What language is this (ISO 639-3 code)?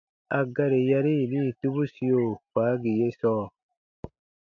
bba